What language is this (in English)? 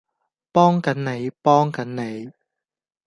Cantonese